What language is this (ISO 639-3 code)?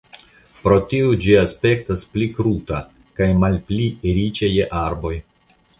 epo